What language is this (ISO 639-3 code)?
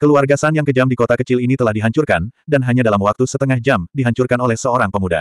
ind